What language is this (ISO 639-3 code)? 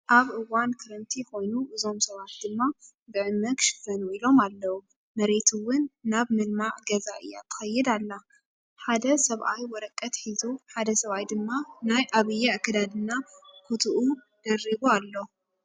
tir